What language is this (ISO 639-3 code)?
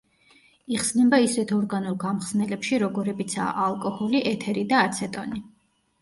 kat